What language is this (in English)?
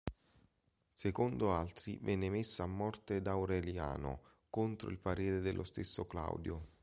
Italian